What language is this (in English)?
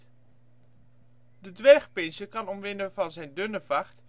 Dutch